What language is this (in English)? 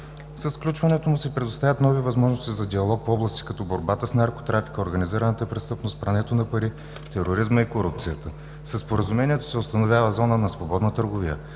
Bulgarian